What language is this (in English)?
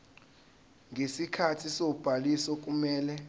Zulu